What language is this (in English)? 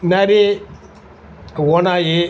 Tamil